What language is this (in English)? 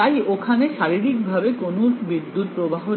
Bangla